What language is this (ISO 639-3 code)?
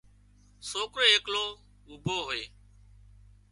kxp